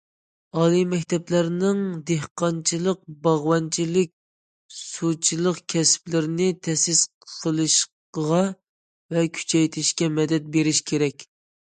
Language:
Uyghur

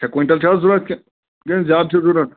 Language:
Kashmiri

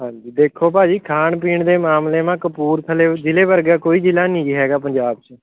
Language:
Punjabi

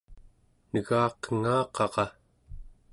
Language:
Central Yupik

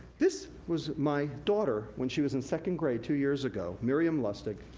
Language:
English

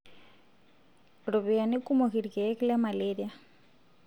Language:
Masai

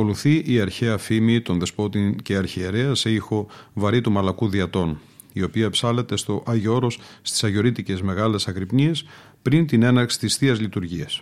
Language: Greek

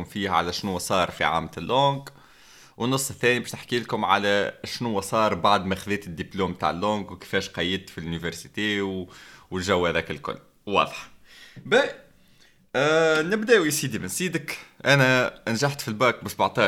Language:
Arabic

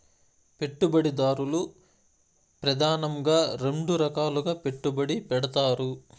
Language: Telugu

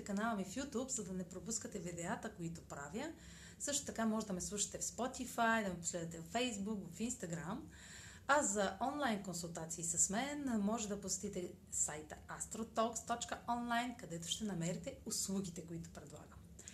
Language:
Bulgarian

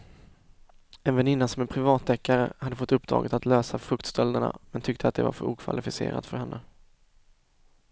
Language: Swedish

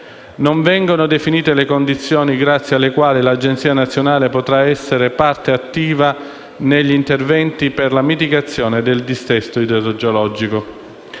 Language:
Italian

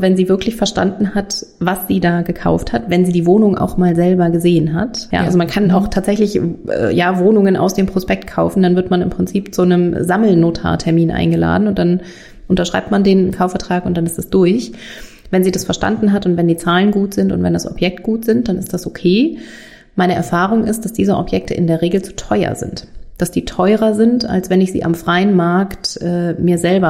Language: German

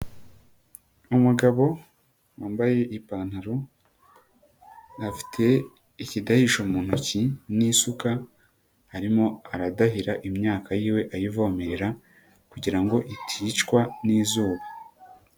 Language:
Kinyarwanda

